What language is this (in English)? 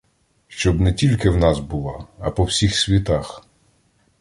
Ukrainian